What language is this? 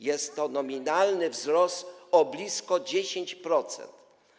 Polish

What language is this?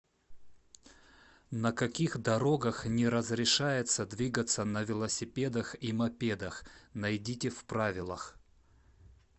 Russian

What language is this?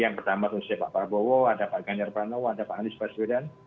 Indonesian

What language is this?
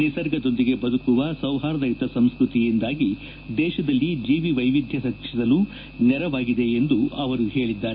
Kannada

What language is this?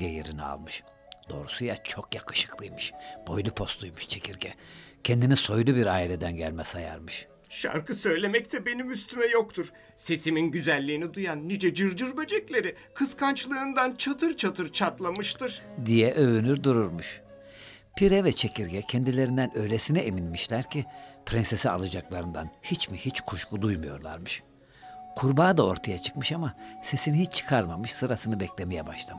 Turkish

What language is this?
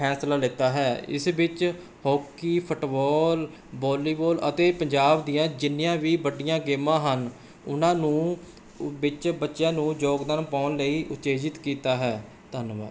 Punjabi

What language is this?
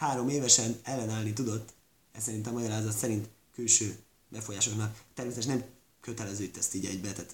Hungarian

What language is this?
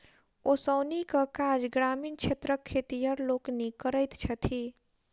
Maithili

